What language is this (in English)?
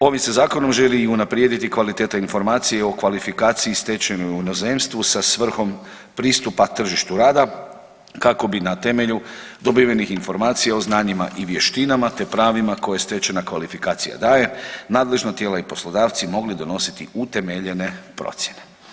Croatian